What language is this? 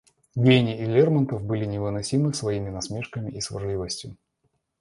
Russian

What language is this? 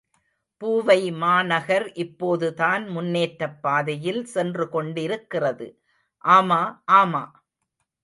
Tamil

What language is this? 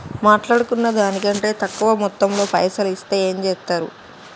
Telugu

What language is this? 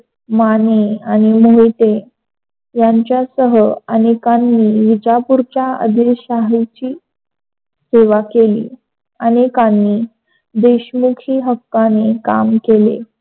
Marathi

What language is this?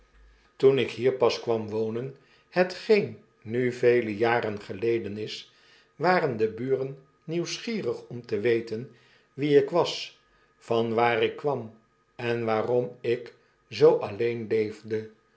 Dutch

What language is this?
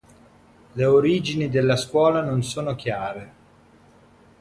Italian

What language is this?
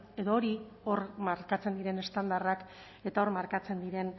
Basque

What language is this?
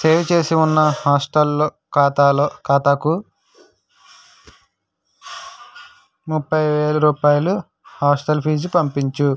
Telugu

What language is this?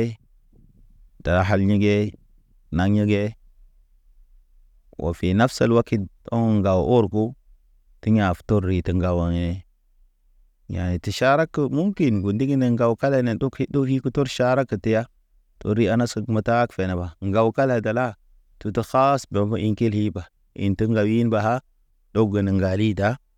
Naba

